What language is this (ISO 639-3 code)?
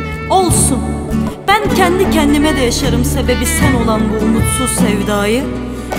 tur